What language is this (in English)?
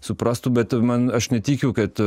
Lithuanian